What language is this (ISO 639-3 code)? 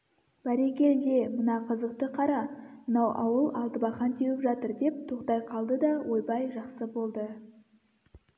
kaz